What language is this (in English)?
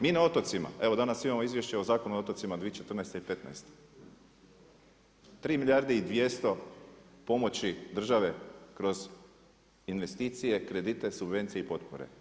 Croatian